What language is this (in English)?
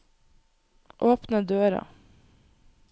Norwegian